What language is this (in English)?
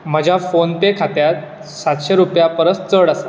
Konkani